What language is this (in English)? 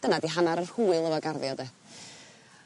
Welsh